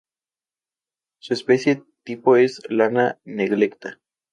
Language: Spanish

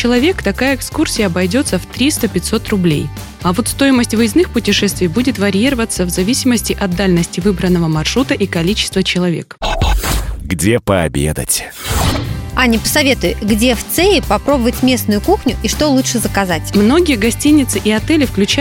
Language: Russian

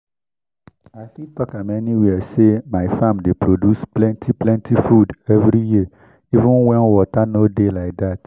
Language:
Nigerian Pidgin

